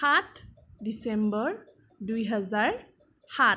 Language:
Assamese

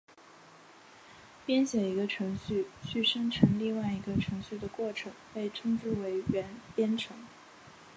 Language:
Chinese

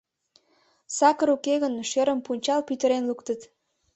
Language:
Mari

